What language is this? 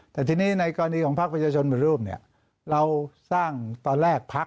Thai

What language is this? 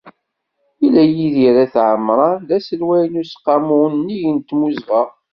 Kabyle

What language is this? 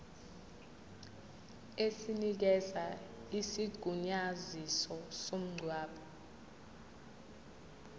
Zulu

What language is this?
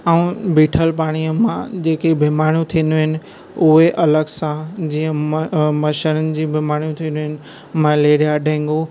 Sindhi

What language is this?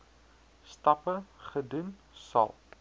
Afrikaans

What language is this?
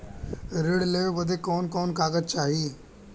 Bhojpuri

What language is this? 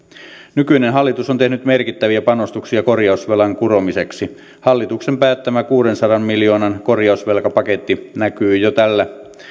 Finnish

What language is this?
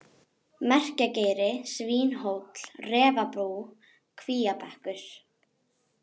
Icelandic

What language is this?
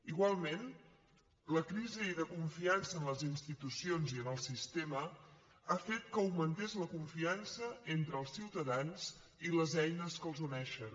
Catalan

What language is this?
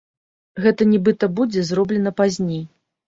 Belarusian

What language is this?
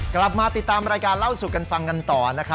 Thai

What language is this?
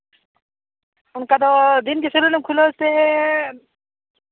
Santali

